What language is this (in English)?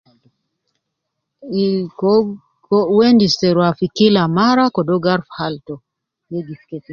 Nubi